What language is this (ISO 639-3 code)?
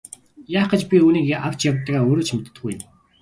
mon